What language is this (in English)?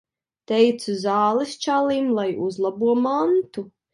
Latvian